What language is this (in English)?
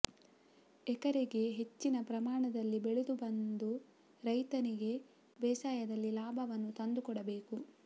Kannada